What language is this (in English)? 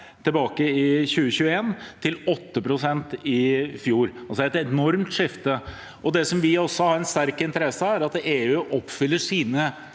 Norwegian